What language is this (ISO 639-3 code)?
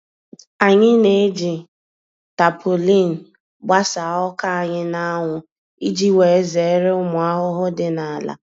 ibo